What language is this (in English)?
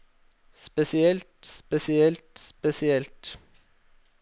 Norwegian